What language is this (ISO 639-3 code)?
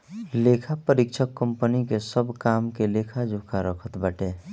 bho